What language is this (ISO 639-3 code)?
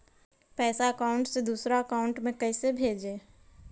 mag